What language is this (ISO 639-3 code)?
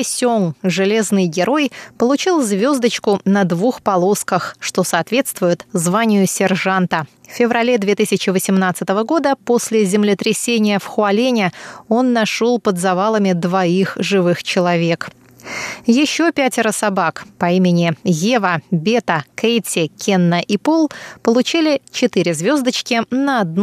rus